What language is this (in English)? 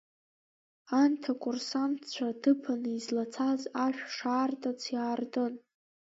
Abkhazian